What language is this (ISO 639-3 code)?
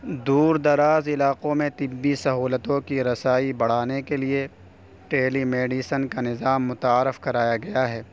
urd